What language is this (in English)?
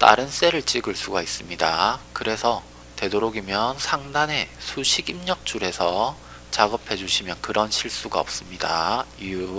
Korean